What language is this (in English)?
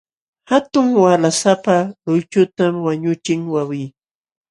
Jauja Wanca Quechua